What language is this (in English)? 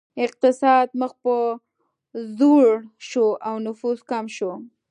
Pashto